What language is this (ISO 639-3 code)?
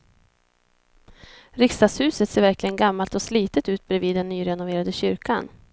swe